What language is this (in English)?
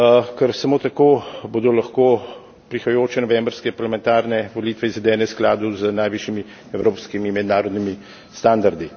Slovenian